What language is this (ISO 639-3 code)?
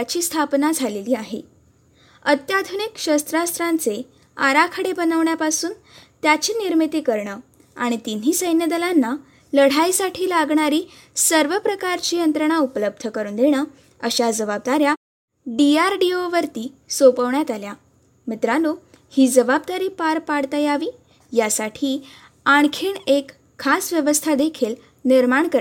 mar